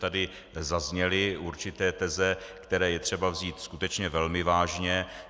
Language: Czech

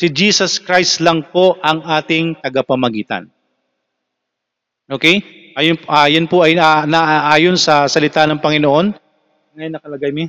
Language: Filipino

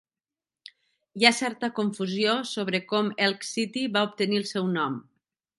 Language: Catalan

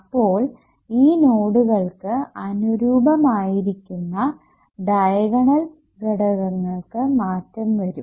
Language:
Malayalam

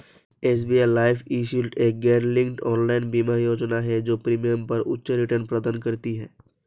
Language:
Hindi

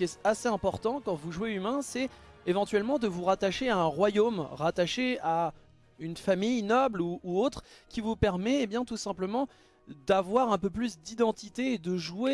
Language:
French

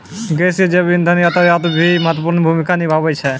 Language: Maithili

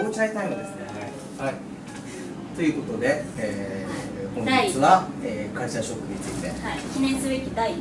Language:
Japanese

